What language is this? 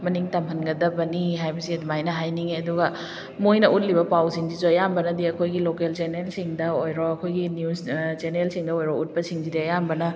Manipuri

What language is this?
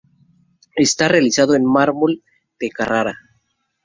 Spanish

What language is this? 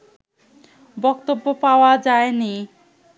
Bangla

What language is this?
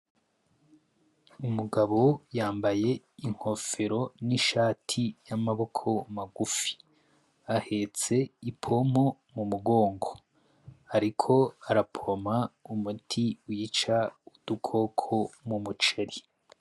Rundi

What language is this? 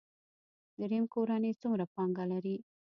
Pashto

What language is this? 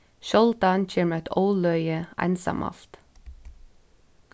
Faroese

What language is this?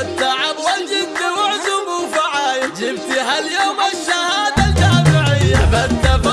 Arabic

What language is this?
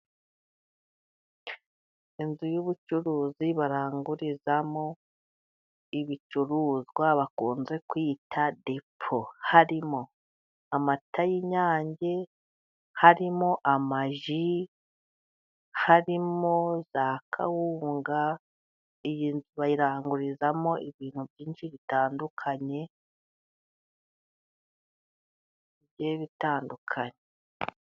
Kinyarwanda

